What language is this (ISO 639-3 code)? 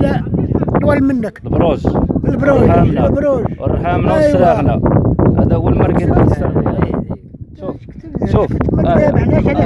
ara